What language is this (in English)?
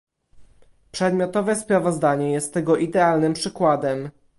Polish